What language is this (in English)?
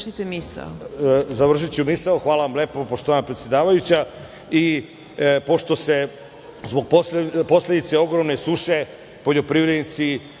Serbian